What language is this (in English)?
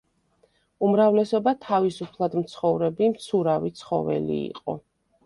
Georgian